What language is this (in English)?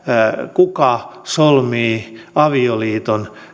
Finnish